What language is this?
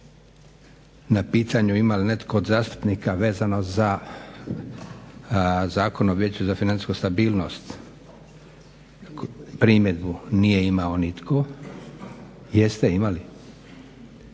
Croatian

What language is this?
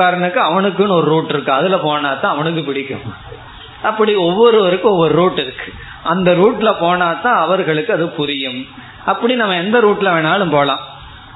Tamil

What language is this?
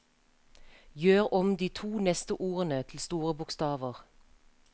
Norwegian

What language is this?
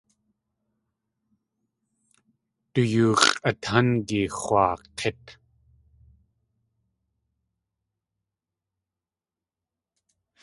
Tlingit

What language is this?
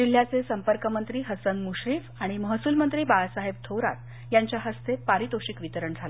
Marathi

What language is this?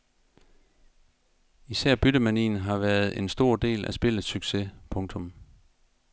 Danish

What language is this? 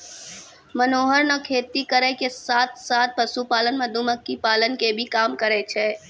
Maithili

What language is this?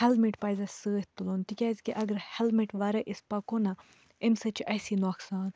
Kashmiri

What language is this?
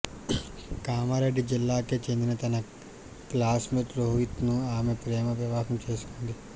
Telugu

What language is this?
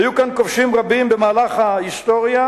Hebrew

